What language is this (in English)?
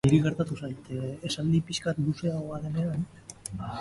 Basque